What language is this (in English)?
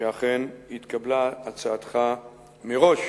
Hebrew